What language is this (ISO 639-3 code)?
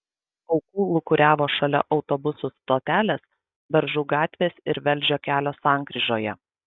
lit